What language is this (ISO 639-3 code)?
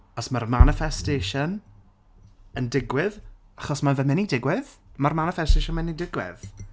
cym